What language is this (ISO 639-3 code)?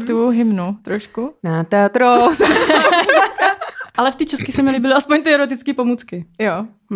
ces